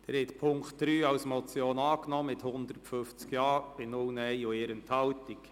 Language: Swiss German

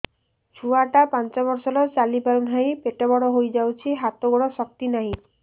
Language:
Odia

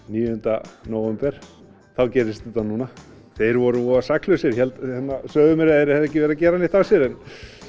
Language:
Icelandic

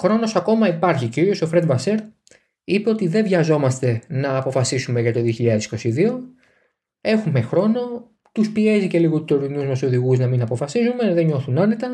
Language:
Greek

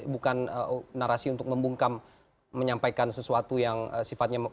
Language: Indonesian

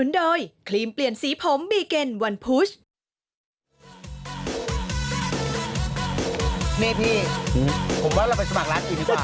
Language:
Thai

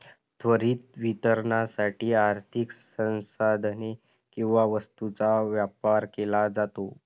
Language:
Marathi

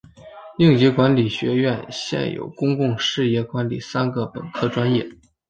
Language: Chinese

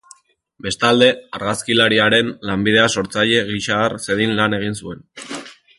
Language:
Basque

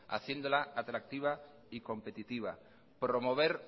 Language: Spanish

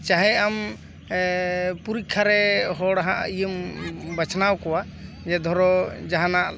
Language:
Santali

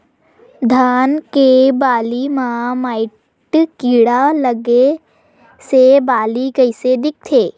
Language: Chhattisgarhi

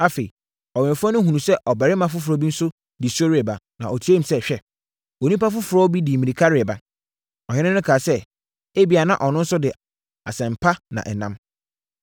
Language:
Akan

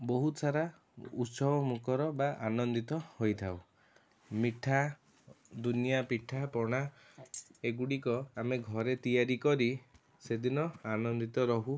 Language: Odia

